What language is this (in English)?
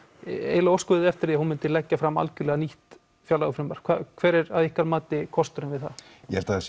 Icelandic